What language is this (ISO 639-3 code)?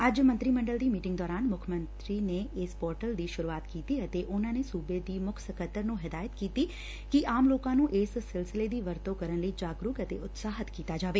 pan